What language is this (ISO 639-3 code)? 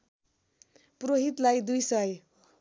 nep